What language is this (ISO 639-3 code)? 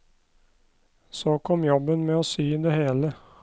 nor